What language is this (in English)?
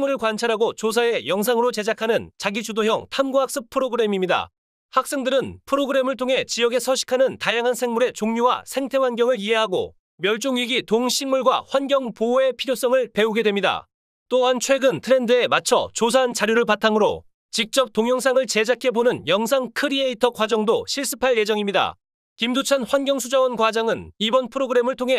Korean